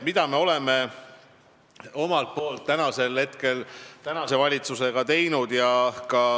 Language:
Estonian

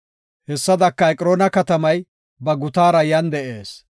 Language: Gofa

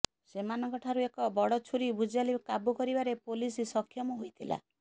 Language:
Odia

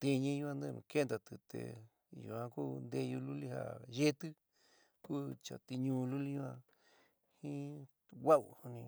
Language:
San Miguel El Grande Mixtec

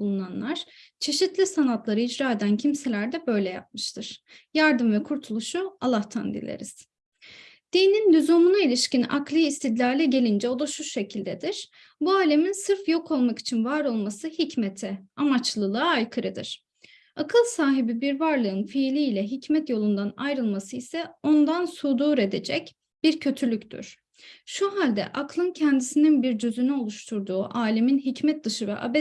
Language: Turkish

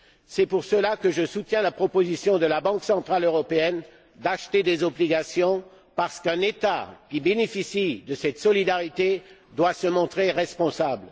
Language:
French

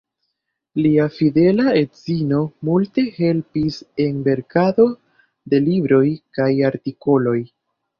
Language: Esperanto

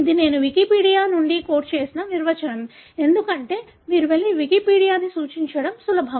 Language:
Telugu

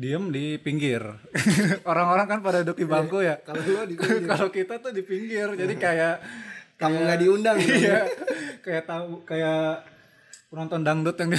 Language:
Indonesian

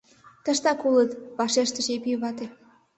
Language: Mari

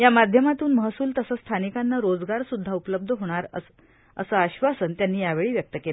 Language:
Marathi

